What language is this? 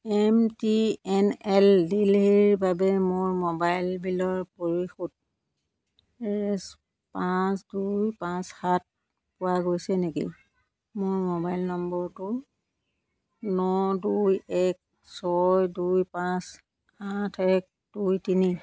Assamese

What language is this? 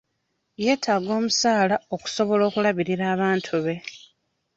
Ganda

